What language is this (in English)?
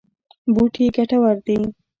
Pashto